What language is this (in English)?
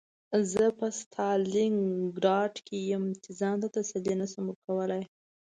Pashto